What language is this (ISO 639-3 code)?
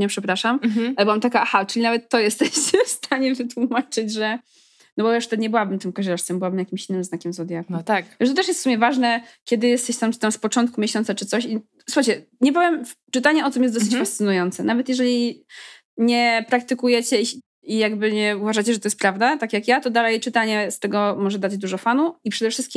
pol